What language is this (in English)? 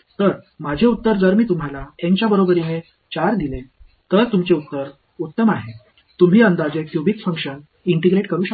Marathi